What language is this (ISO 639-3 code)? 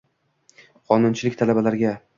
uzb